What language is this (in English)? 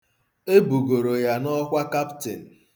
Igbo